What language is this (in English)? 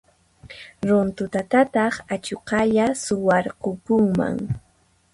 Puno Quechua